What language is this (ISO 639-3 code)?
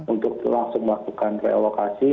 ind